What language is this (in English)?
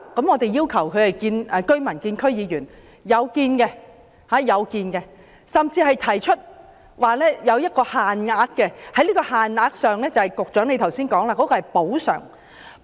Cantonese